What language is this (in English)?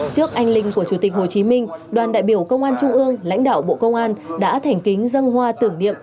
Vietnamese